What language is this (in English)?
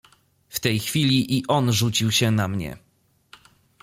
Polish